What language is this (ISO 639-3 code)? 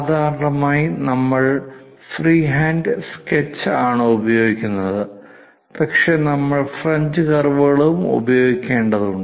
mal